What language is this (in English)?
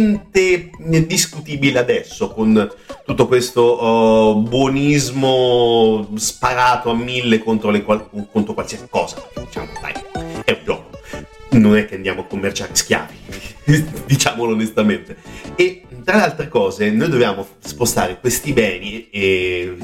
Italian